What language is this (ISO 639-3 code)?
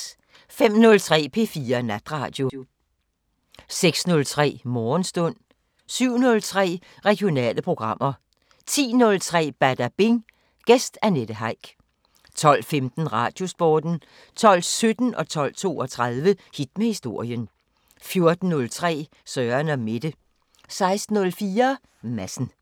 dan